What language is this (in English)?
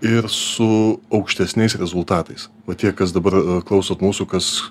Lithuanian